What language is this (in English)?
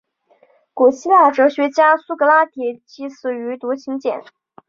Chinese